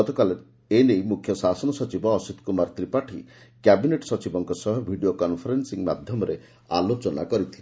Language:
Odia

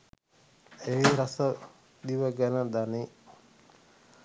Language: Sinhala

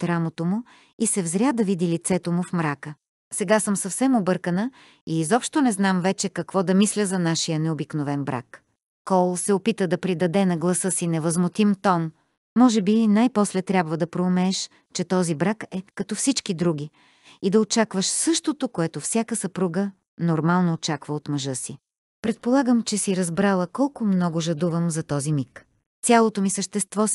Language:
Bulgarian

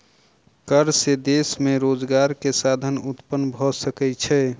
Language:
Maithili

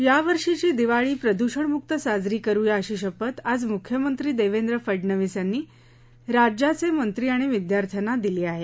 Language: Marathi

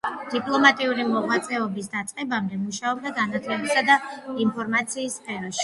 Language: Georgian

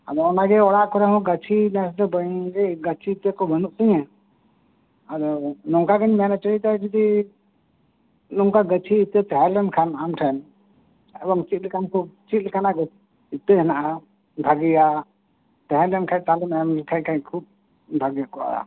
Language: Santali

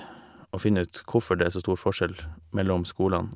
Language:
Norwegian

